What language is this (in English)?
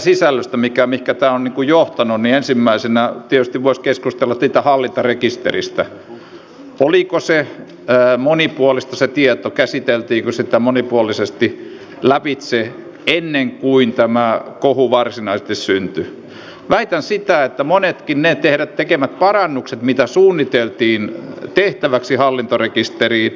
Finnish